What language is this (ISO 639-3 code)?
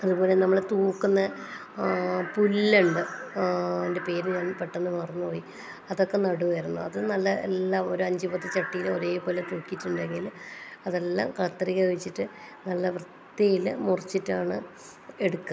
mal